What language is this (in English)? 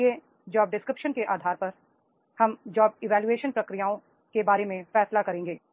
Hindi